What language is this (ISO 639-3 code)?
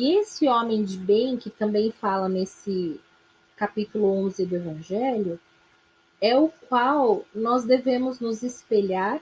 por